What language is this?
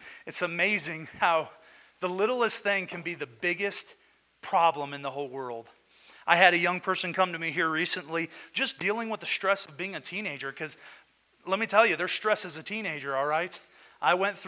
English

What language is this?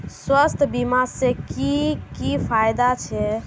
Magahi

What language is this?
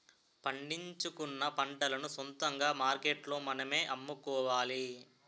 Telugu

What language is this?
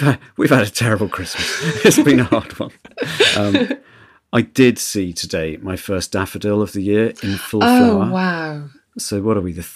English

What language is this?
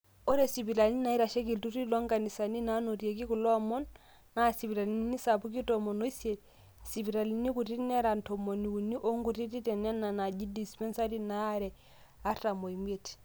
Masai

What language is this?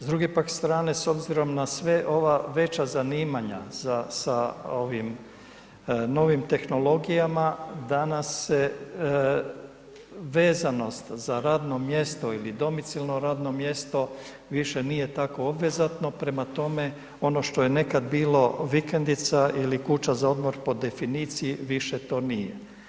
Croatian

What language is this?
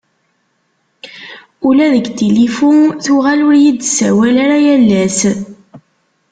Kabyle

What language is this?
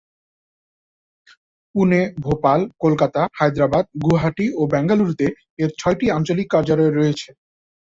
Bangla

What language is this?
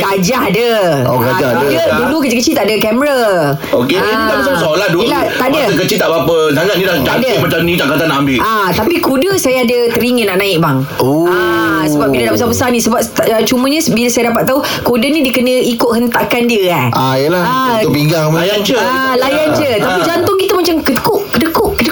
Malay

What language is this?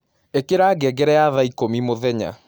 Kikuyu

